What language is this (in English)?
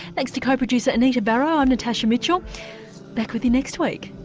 English